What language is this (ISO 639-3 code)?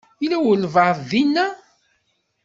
kab